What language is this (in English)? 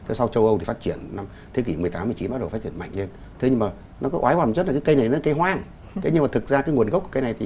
Vietnamese